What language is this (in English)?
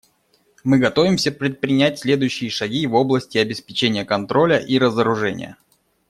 Russian